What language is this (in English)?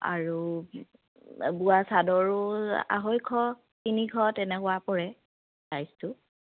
Assamese